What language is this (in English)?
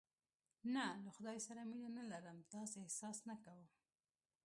Pashto